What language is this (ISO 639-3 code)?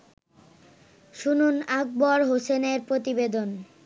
ben